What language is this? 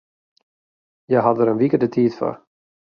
Western Frisian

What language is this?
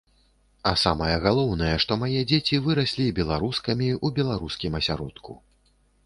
Belarusian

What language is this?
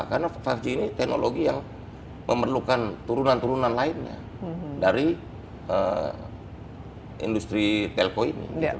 Indonesian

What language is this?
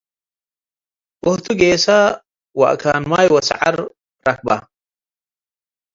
Tigre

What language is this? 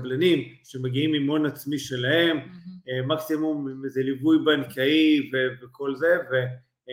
Hebrew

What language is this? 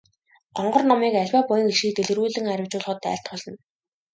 Mongolian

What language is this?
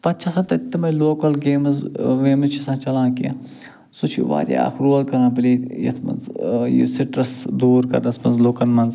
Kashmiri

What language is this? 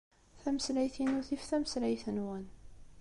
Kabyle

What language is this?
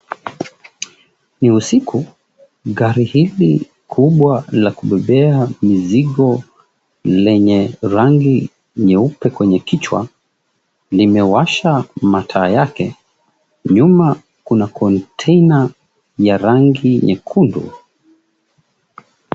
Swahili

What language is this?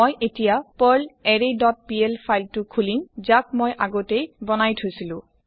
Assamese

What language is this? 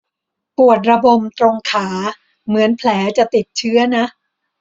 Thai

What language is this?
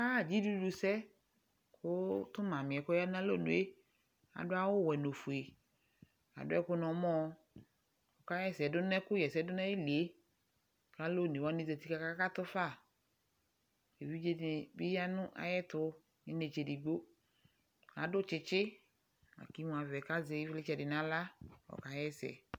Ikposo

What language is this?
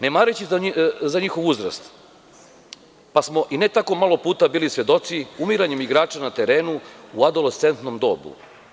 Serbian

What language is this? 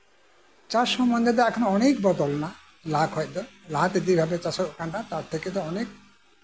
Santali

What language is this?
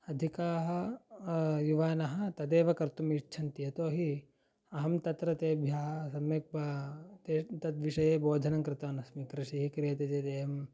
Sanskrit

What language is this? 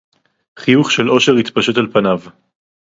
Hebrew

